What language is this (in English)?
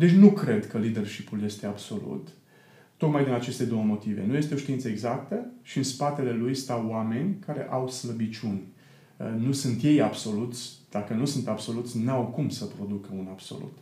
Romanian